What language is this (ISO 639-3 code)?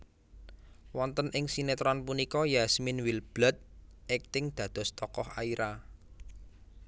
jav